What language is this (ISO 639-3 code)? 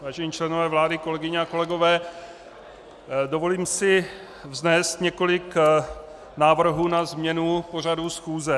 ces